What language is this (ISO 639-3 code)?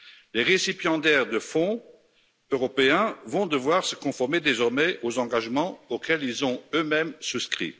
fra